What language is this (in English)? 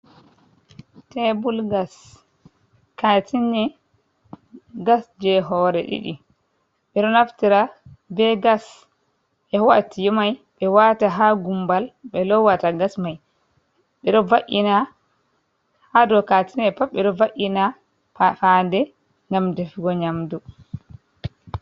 Fula